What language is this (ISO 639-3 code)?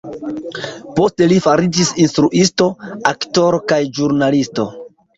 epo